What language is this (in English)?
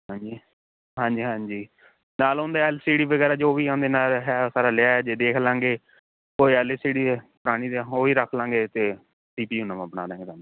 Punjabi